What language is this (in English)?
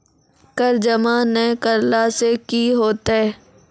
Maithili